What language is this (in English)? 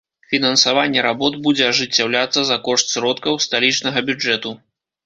Belarusian